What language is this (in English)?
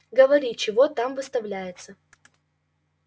Russian